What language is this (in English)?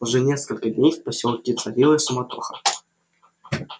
Russian